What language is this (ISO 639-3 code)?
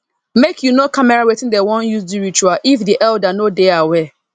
pcm